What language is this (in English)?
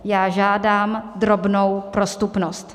Czech